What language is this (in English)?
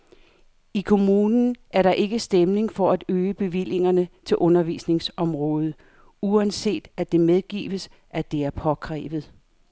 Danish